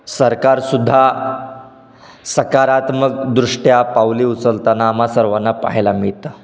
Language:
Marathi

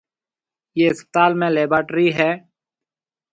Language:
Marwari (Pakistan)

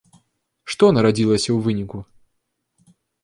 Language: Belarusian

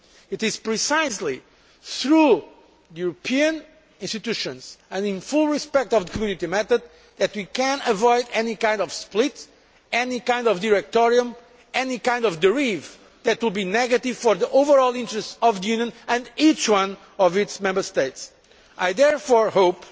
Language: English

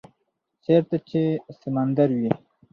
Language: Pashto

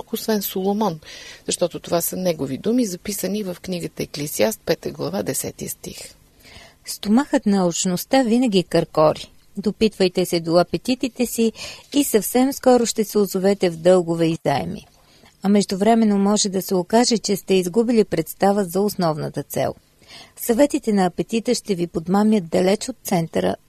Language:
Bulgarian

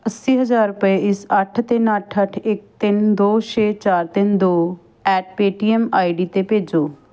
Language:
Punjabi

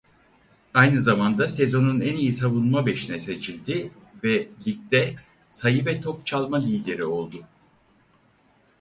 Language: Turkish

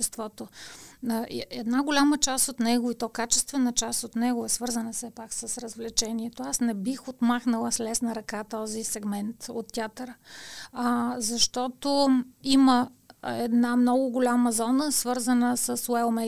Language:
Bulgarian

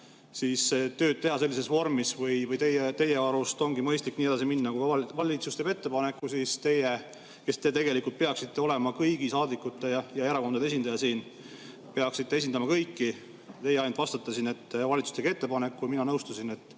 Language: Estonian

